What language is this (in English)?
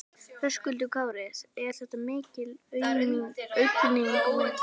Icelandic